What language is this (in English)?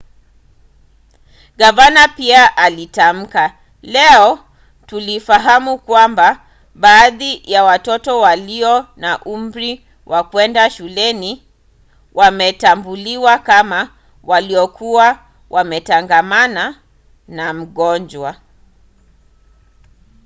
Swahili